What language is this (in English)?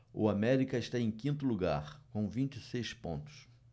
Portuguese